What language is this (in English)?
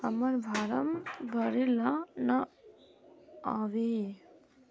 Magahi